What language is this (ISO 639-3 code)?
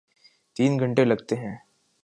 urd